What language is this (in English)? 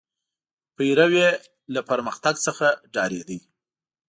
Pashto